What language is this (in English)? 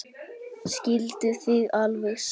Icelandic